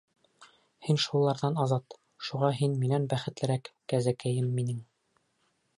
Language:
Bashkir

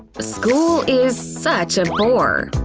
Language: English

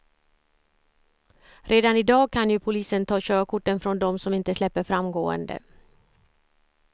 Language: Swedish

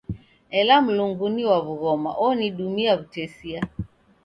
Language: Taita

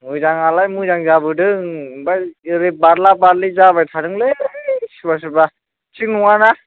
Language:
Bodo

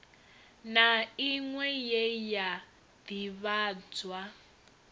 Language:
Venda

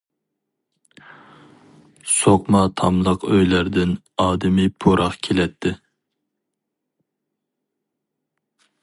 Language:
Uyghur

